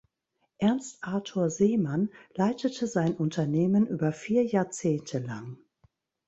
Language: German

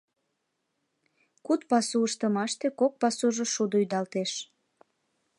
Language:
Mari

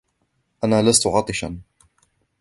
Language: Arabic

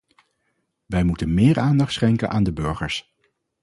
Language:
Dutch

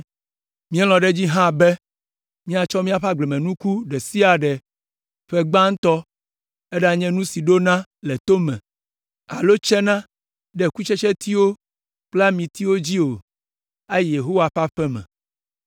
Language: Ewe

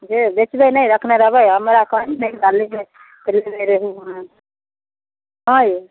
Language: Maithili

